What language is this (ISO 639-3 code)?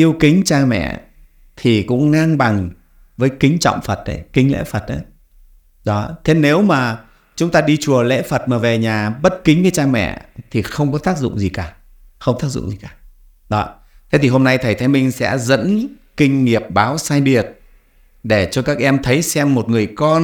vie